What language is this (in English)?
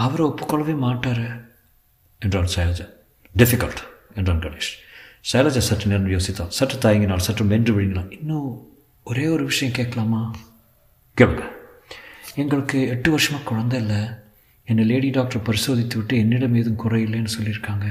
Tamil